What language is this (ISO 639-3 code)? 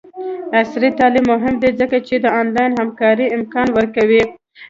pus